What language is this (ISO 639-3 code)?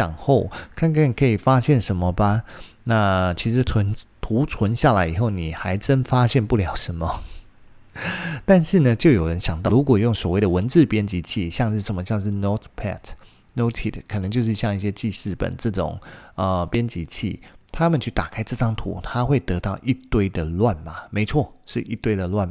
zho